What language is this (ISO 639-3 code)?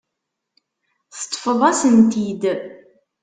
kab